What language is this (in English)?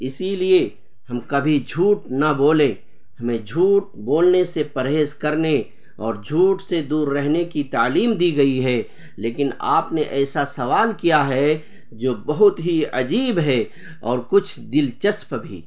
Urdu